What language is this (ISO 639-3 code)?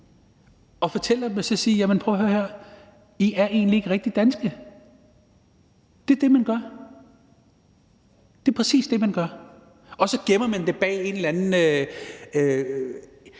dan